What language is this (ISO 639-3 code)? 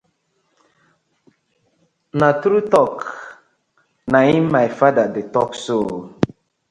pcm